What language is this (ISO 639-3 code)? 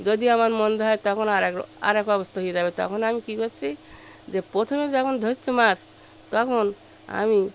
ben